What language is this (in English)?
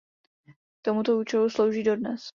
Czech